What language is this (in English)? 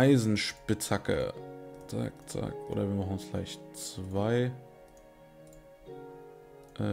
German